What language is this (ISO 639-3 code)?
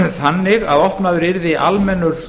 isl